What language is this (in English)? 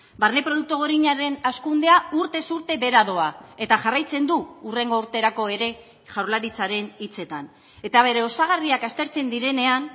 Basque